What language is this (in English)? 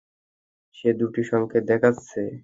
Bangla